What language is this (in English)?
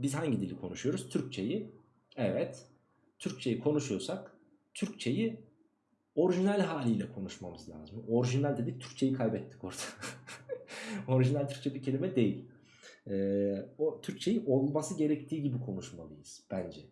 Turkish